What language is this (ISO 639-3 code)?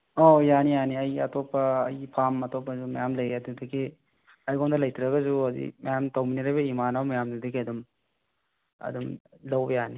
mni